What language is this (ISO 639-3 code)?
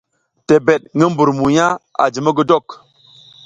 giz